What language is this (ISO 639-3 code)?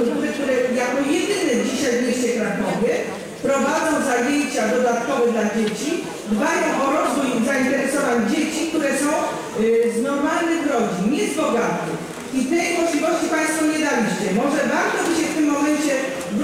pol